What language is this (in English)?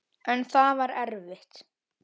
Icelandic